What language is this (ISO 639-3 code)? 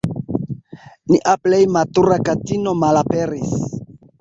epo